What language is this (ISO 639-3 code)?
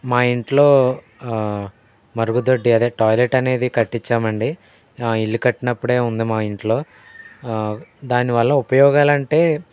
tel